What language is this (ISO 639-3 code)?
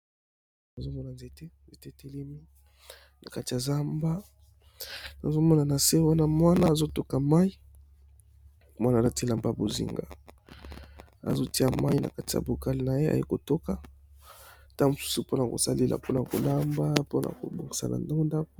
lin